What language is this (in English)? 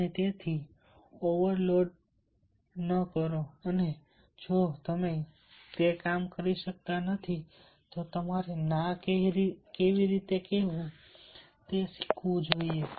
Gujarati